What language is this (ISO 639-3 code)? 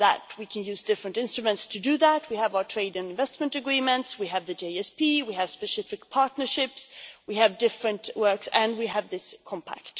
eng